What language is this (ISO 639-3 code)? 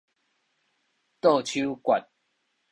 nan